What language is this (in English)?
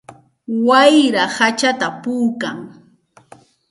Santa Ana de Tusi Pasco Quechua